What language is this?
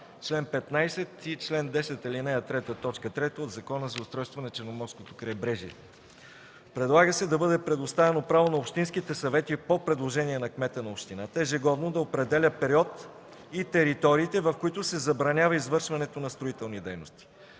Bulgarian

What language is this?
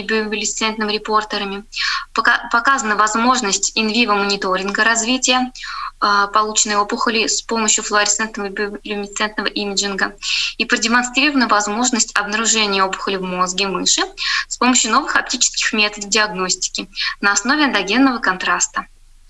Russian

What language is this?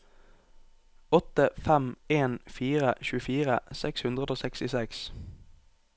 Norwegian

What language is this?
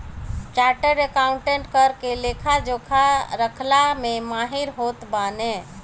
Bhojpuri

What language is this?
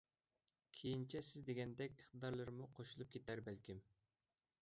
Uyghur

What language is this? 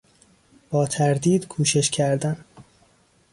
Persian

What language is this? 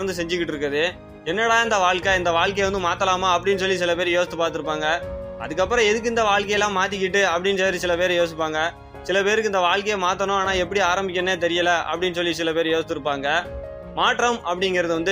Tamil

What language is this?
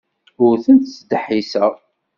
Kabyle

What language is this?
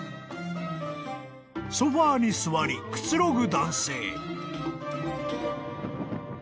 Japanese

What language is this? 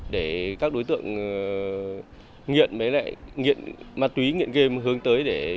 Vietnamese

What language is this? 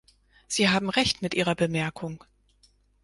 German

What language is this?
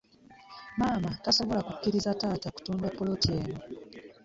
Ganda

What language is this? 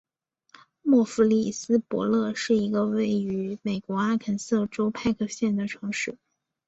Chinese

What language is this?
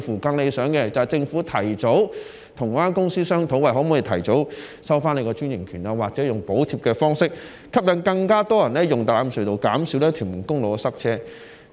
Cantonese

